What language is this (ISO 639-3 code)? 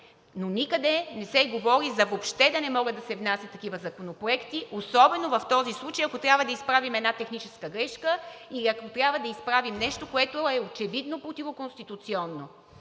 bul